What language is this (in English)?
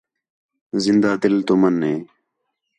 Khetrani